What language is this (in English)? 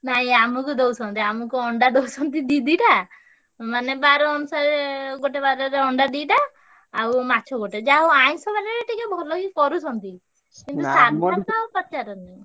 Odia